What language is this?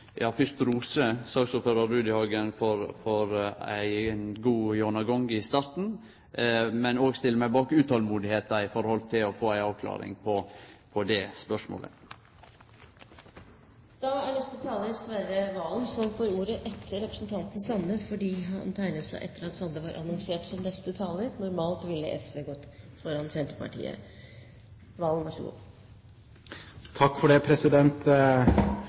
Norwegian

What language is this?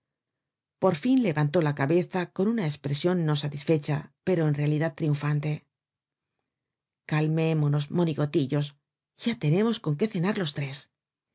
Spanish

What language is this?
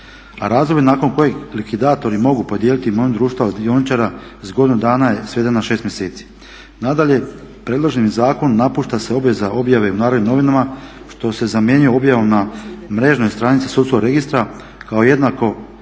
Croatian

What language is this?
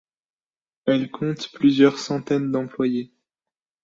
French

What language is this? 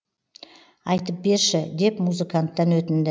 Kazakh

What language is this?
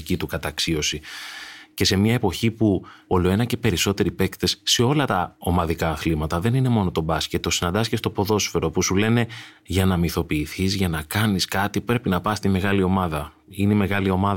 Greek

